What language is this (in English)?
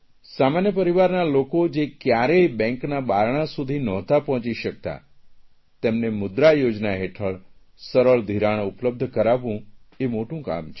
Gujarati